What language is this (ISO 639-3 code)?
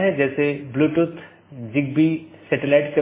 hin